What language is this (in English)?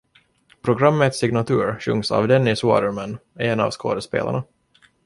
Swedish